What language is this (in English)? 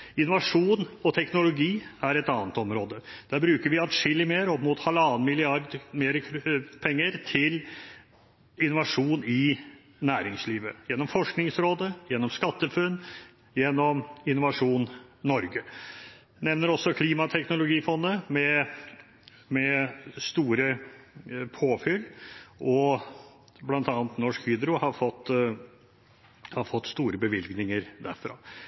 Norwegian Bokmål